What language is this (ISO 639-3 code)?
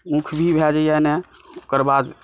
mai